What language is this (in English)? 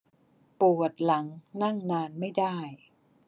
Thai